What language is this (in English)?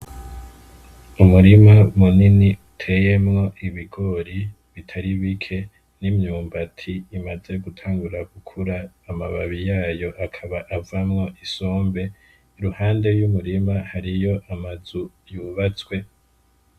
Rundi